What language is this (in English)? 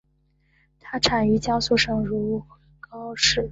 Chinese